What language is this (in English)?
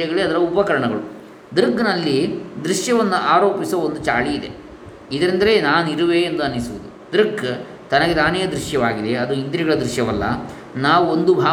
Kannada